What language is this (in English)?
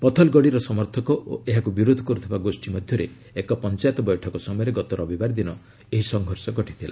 Odia